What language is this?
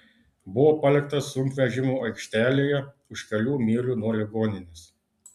Lithuanian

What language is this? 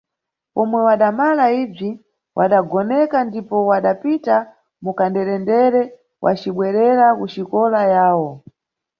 Nyungwe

